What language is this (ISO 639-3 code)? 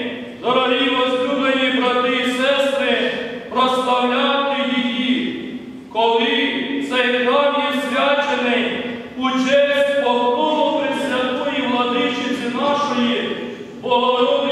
ukr